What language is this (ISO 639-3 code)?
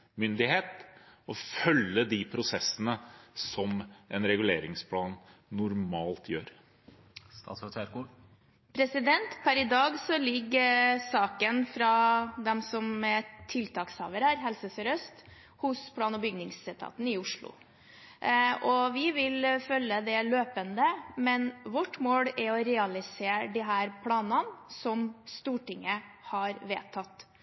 nob